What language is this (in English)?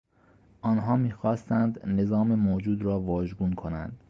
Persian